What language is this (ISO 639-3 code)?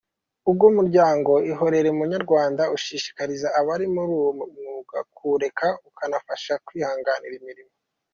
kin